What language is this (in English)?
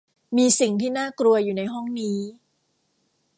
Thai